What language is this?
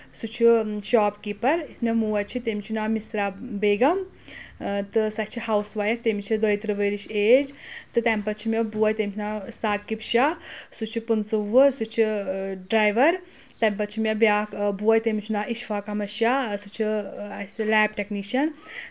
Kashmiri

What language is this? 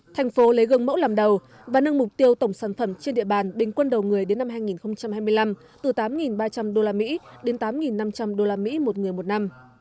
Vietnamese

